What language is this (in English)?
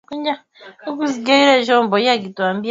Swahili